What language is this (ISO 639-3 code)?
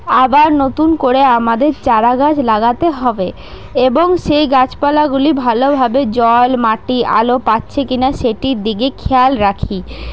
ben